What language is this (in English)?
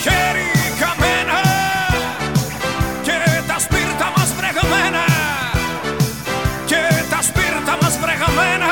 Greek